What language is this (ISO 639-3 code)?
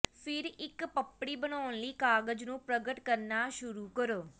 pan